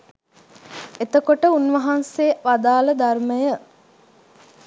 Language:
Sinhala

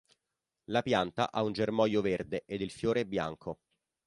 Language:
Italian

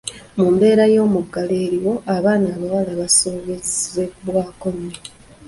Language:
Ganda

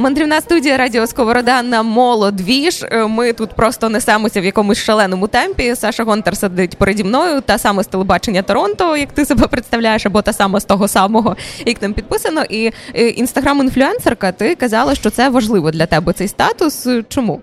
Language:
Ukrainian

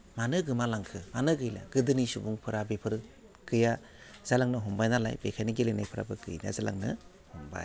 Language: Bodo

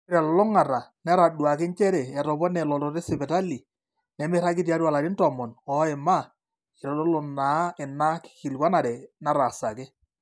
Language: Masai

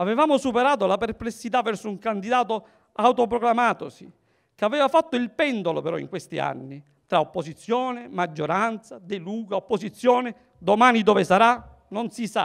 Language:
Italian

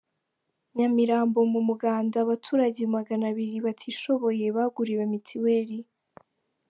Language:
Kinyarwanda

